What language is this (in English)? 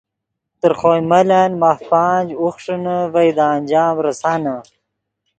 Yidgha